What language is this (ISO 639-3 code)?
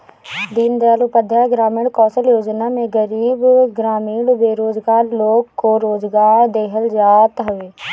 bho